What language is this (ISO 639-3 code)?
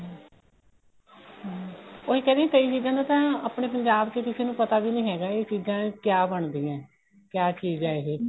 pan